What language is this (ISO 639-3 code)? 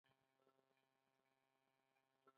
pus